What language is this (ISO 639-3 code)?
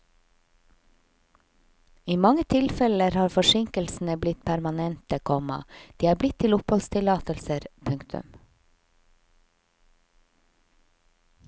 nor